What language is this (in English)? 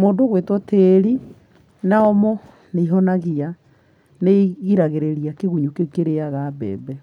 Kikuyu